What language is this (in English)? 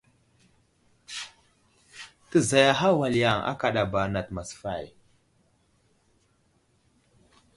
Wuzlam